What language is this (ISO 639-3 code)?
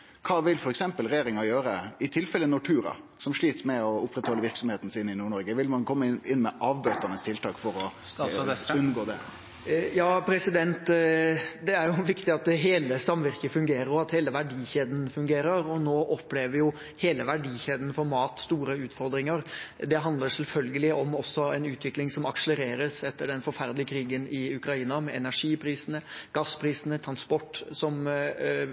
nor